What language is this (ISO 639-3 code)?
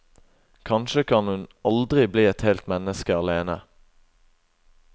nor